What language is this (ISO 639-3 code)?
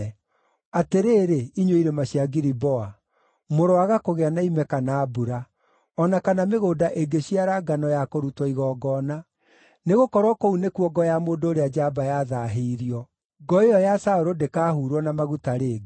kik